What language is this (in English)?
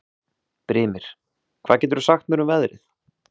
Icelandic